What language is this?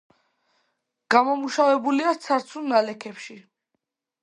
Georgian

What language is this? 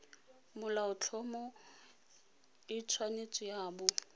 Tswana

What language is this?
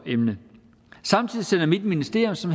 Danish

